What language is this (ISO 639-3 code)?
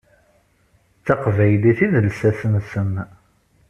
kab